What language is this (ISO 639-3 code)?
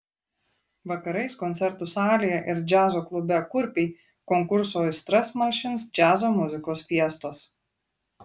lit